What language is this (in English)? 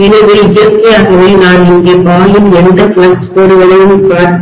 Tamil